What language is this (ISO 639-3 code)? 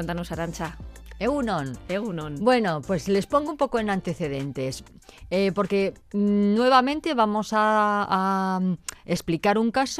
spa